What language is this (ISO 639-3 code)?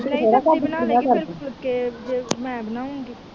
pan